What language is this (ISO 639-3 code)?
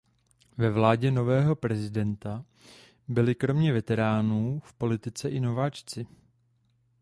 ces